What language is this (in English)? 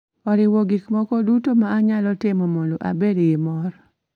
Luo (Kenya and Tanzania)